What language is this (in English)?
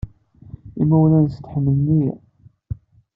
Kabyle